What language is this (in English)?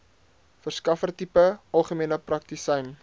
Afrikaans